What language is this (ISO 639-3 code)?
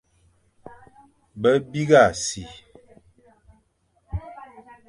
fan